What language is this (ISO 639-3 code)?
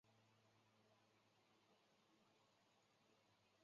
zho